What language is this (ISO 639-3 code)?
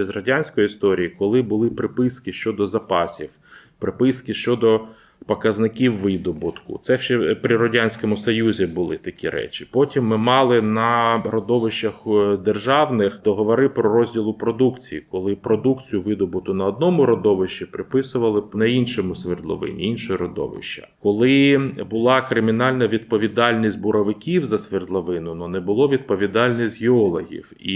ukr